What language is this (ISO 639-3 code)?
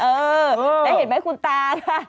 tha